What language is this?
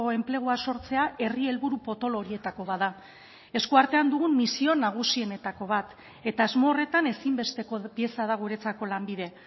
Basque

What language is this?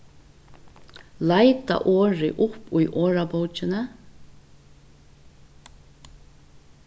Faroese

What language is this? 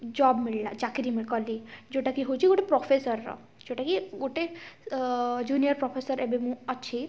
Odia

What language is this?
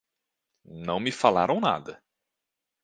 Portuguese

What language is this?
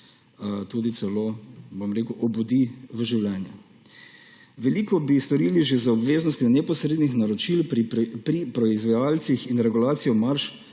Slovenian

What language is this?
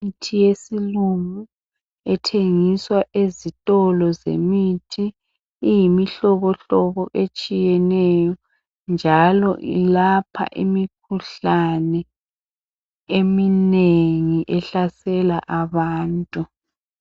North Ndebele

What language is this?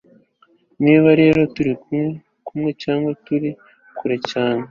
Kinyarwanda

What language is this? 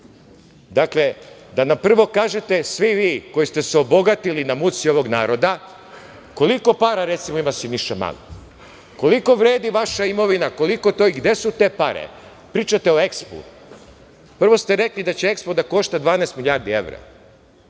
Serbian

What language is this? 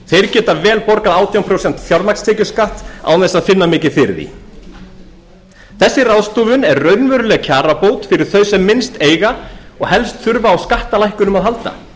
Icelandic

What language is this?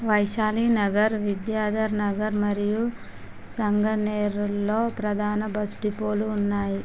Telugu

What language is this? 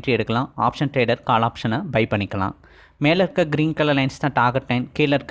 Tamil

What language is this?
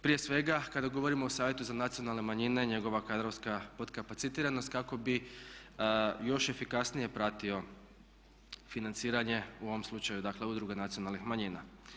Croatian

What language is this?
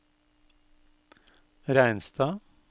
Norwegian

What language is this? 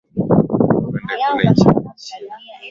Swahili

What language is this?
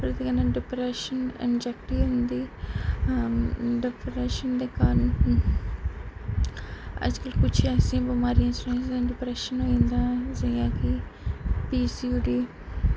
Dogri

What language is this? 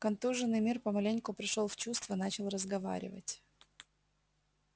Russian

